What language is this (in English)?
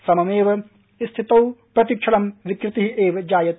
Sanskrit